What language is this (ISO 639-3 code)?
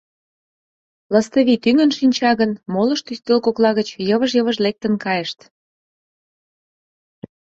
chm